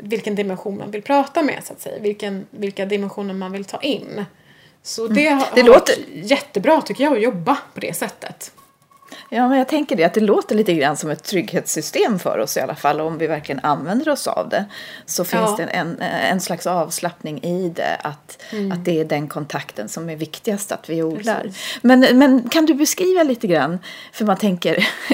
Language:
Swedish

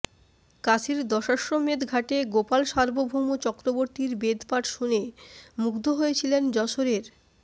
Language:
Bangla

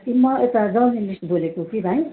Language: Nepali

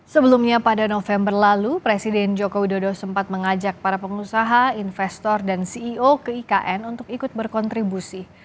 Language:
Indonesian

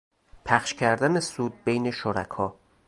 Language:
Persian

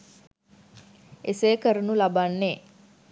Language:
Sinhala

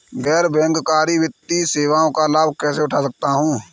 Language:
Hindi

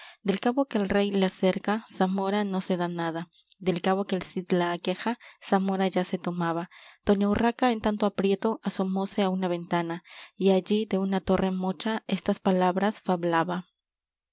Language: Spanish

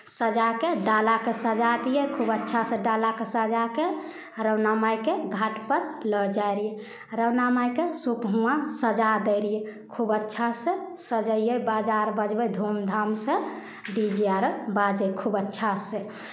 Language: Maithili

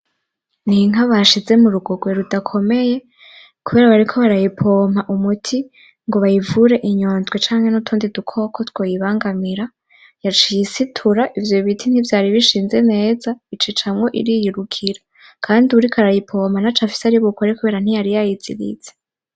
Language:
Rundi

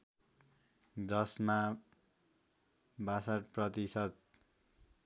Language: Nepali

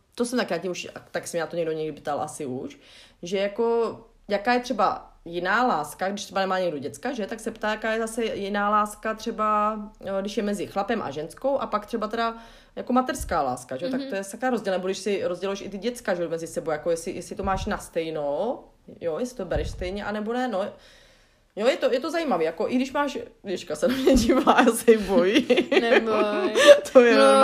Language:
Czech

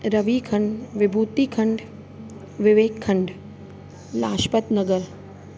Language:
Sindhi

